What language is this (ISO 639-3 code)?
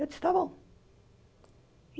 por